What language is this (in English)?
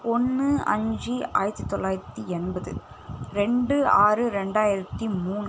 Tamil